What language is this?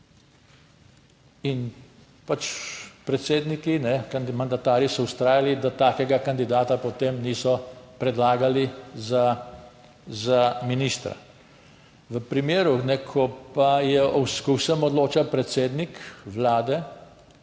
Slovenian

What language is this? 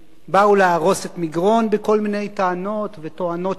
Hebrew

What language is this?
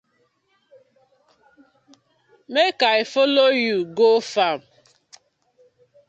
Nigerian Pidgin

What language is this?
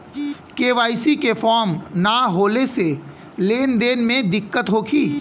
Bhojpuri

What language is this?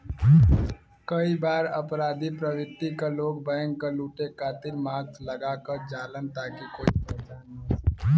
Bhojpuri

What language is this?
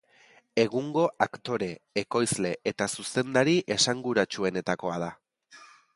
Basque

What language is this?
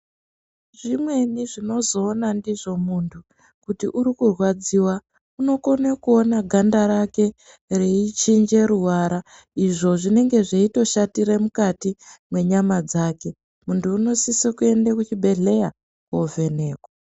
Ndau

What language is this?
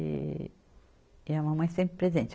Portuguese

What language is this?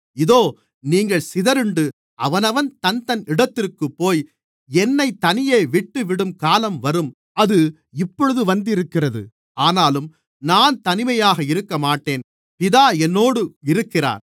Tamil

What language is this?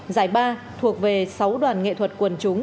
Vietnamese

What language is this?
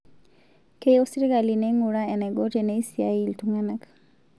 Masai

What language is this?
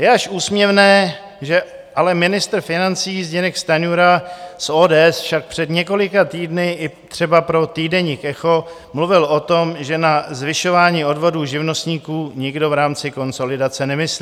Czech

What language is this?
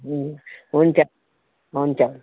Nepali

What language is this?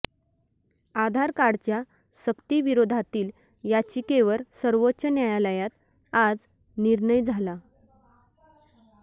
Marathi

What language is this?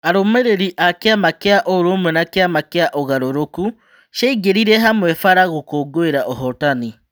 Kikuyu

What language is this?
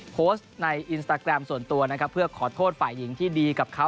Thai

